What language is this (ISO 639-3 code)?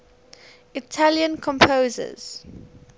eng